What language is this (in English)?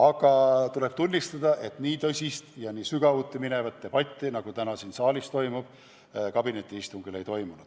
Estonian